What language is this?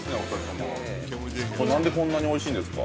Japanese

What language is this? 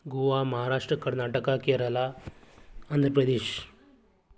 Konkani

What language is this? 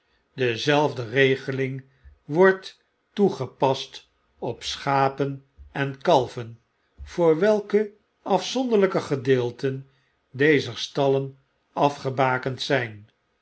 Dutch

